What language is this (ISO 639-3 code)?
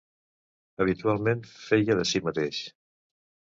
cat